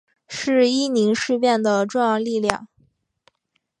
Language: Chinese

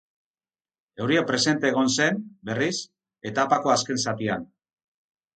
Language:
Basque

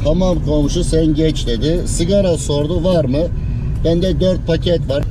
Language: Turkish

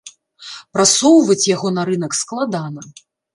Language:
Belarusian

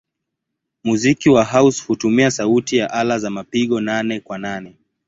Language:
Swahili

